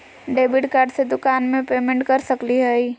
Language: Magahi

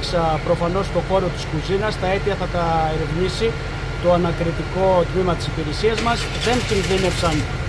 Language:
Greek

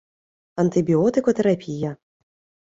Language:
Ukrainian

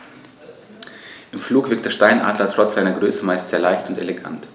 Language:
German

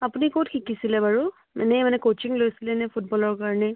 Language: Assamese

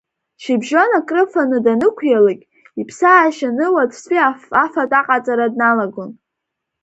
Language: Abkhazian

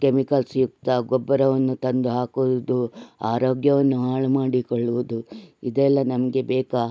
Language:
Kannada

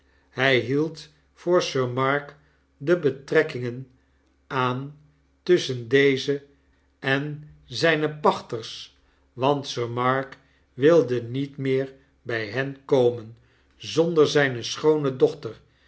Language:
Dutch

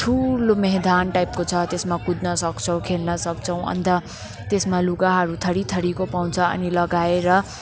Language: Nepali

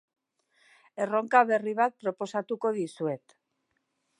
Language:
Basque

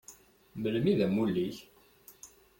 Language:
Kabyle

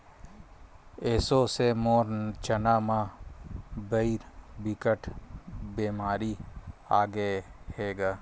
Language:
Chhattisgarhi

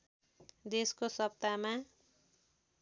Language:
Nepali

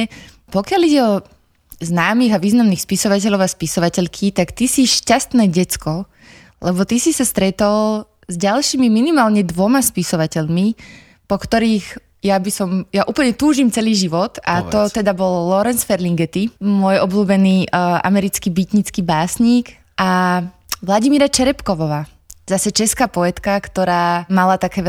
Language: Slovak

